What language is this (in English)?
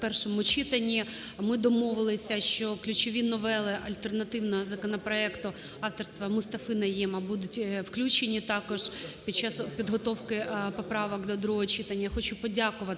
Ukrainian